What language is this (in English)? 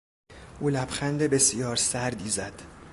Persian